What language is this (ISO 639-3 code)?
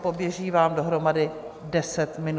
ces